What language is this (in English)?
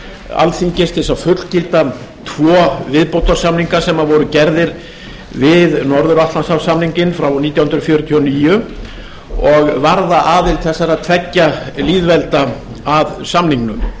Icelandic